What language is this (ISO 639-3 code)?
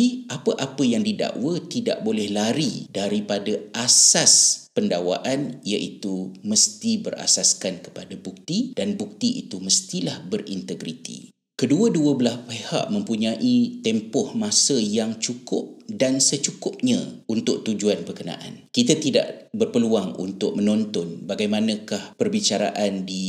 msa